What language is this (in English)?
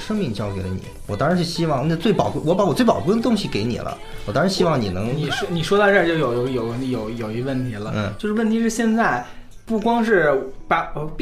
Chinese